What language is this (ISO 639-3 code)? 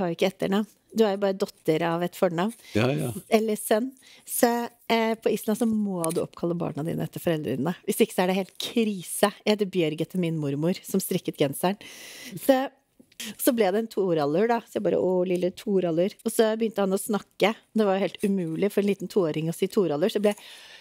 nor